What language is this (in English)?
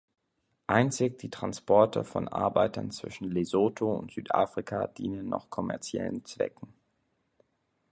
German